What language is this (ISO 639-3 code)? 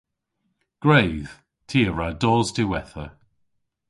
cor